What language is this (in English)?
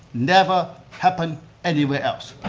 English